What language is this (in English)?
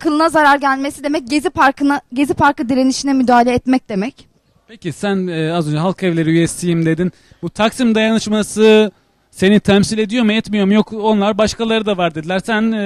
Turkish